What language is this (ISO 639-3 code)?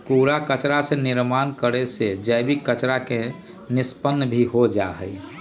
mag